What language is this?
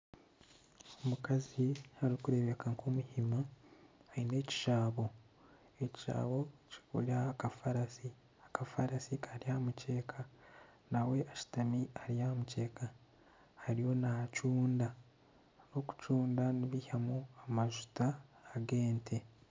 Nyankole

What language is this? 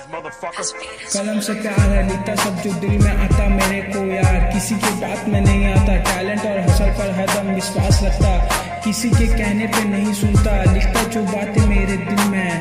Hindi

